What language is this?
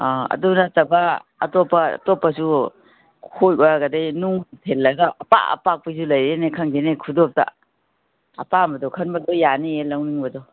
Manipuri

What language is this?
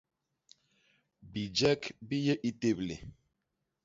Basaa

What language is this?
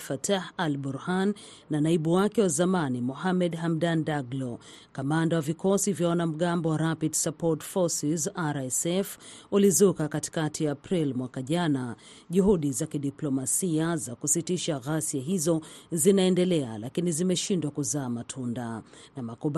Swahili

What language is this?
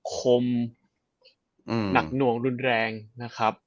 Thai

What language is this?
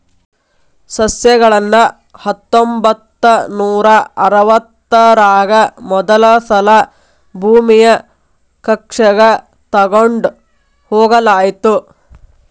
Kannada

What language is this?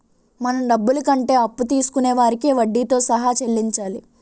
Telugu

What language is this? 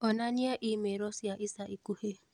Kikuyu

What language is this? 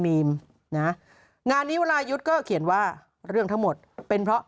Thai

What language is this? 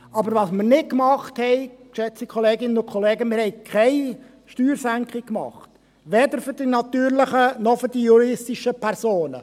Swiss German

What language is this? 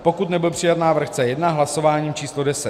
Czech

